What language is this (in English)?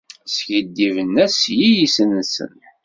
Kabyle